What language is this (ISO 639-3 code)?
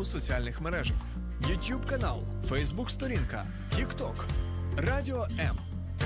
ukr